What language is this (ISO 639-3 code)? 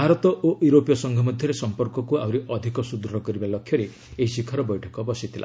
ori